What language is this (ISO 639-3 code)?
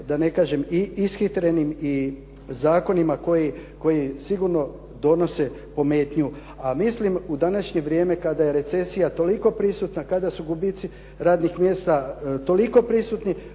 hrv